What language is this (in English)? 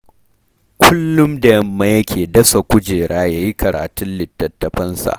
Hausa